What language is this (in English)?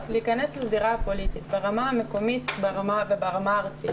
Hebrew